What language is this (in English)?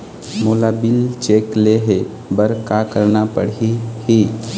Chhattisgarhi